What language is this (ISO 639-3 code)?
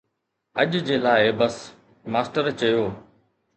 snd